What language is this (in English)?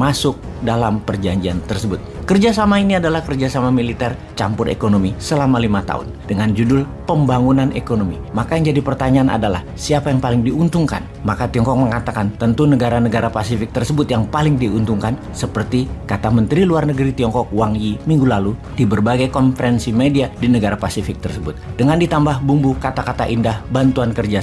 Indonesian